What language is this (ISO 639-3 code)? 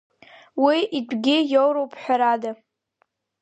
abk